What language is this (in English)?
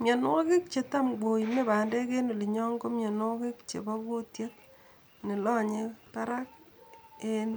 Kalenjin